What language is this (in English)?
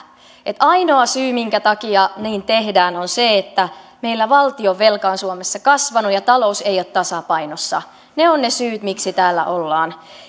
Finnish